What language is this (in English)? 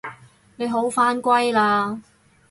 Cantonese